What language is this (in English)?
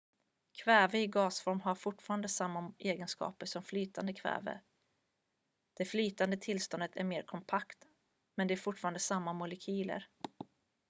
Swedish